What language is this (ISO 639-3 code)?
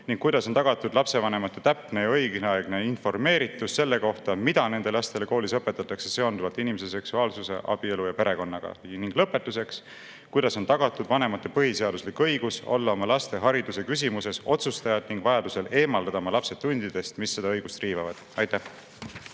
est